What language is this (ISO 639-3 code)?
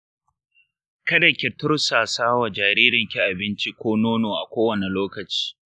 hau